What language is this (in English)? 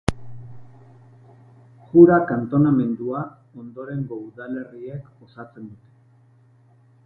Basque